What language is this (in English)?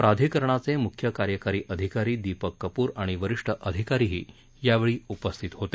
Marathi